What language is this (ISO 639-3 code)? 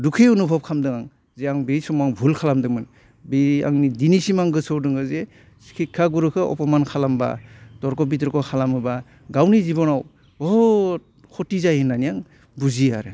brx